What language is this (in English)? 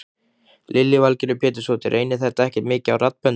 Icelandic